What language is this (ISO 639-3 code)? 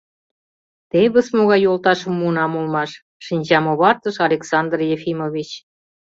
chm